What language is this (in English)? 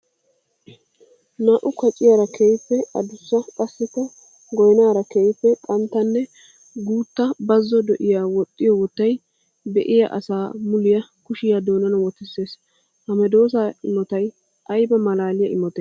Wolaytta